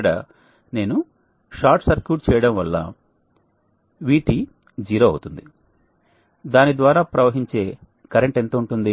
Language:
Telugu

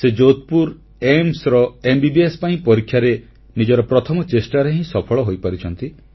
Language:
Odia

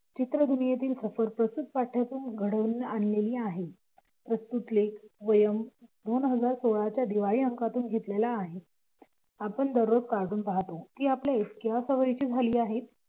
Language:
Marathi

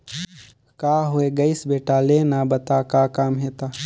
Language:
Chhattisgarhi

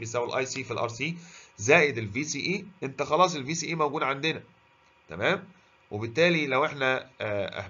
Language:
Arabic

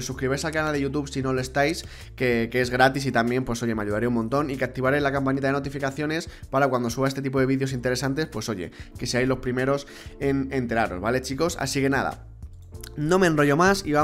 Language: Spanish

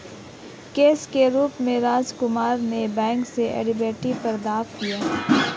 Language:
Hindi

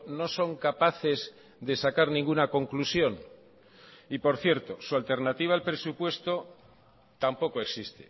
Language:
Spanish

